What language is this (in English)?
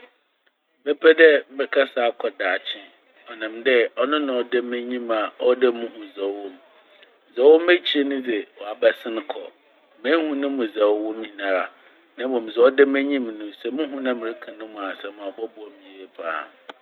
Akan